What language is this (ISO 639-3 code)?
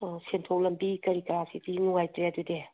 mni